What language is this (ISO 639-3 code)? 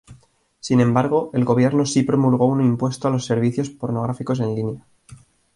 spa